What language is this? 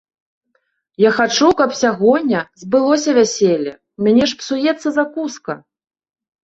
Belarusian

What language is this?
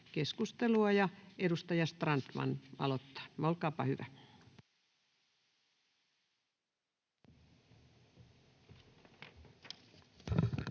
Finnish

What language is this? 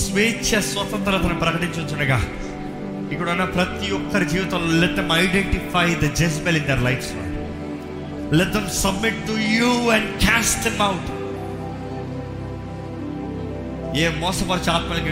Telugu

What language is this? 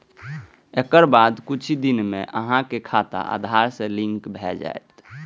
Maithili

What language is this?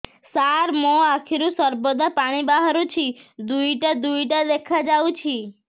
Odia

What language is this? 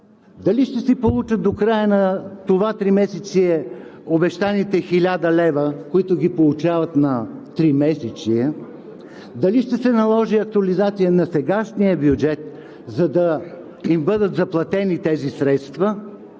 Bulgarian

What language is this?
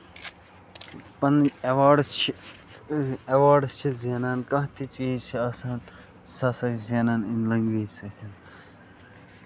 Kashmiri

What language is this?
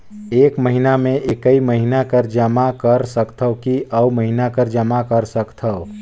Chhattisgarhi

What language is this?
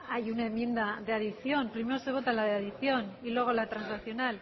Spanish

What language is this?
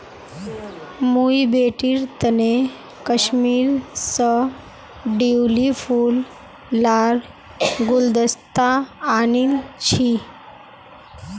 Magahi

